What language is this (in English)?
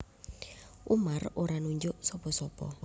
Javanese